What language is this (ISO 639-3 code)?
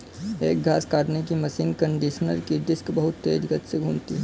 hin